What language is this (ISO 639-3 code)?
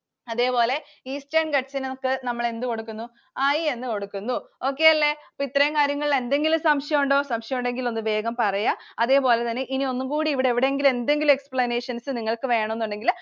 mal